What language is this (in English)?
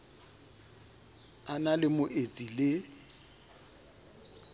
Southern Sotho